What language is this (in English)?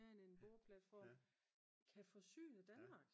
Danish